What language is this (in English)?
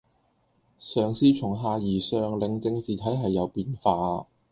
Cantonese